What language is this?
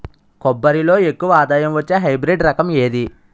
Telugu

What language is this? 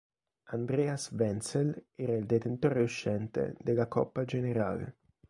Italian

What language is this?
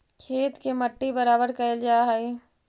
Magahi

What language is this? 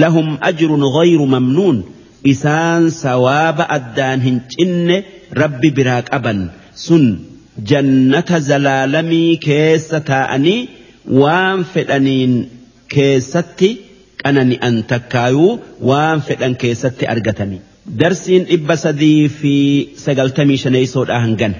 Arabic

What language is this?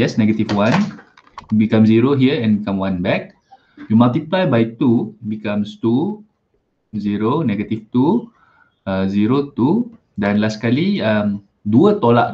Malay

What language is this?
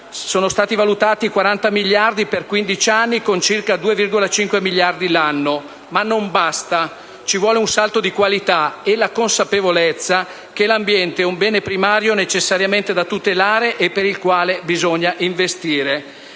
Italian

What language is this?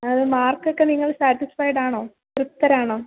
Malayalam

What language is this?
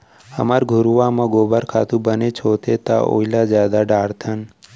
Chhattisgarhi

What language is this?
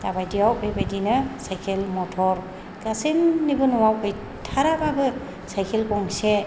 Bodo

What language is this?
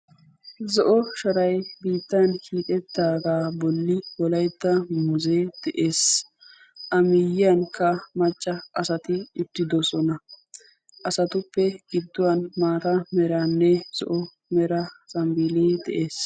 Wolaytta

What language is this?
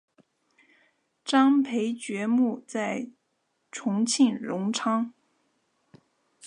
Chinese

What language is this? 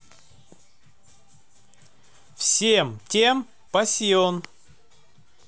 Russian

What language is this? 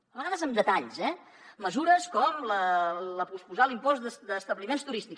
Catalan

